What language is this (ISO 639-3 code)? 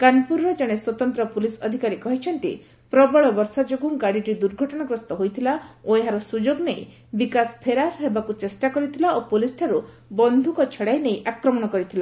ori